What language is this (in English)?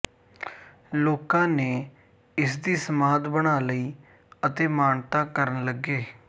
Punjabi